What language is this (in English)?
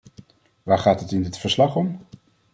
Dutch